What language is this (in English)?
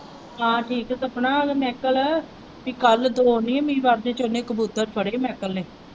Punjabi